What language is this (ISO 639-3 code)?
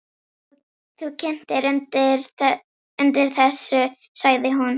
isl